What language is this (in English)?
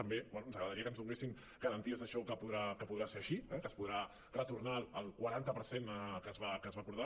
Catalan